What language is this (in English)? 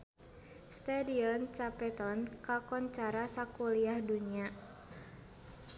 Sundanese